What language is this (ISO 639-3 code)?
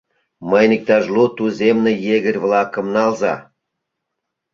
chm